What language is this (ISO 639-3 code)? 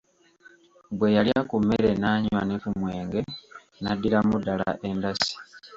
lug